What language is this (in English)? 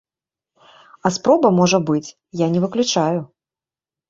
Belarusian